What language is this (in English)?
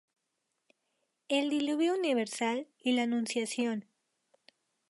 Spanish